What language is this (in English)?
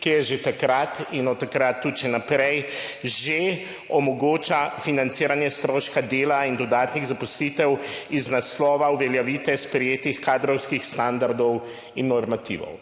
Slovenian